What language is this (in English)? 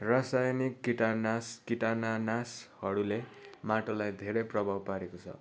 Nepali